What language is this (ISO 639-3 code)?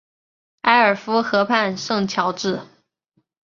zho